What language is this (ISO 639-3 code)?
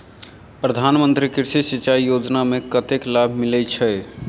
mai